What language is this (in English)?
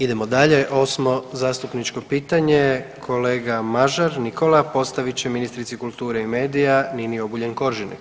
Croatian